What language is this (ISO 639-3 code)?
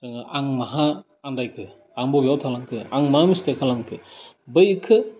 brx